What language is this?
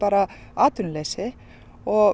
Icelandic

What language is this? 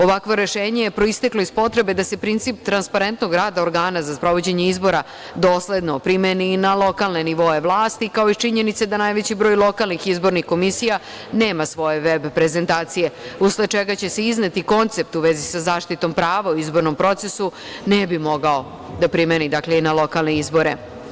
Serbian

